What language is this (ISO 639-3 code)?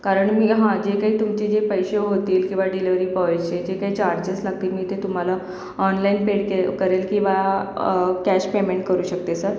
mar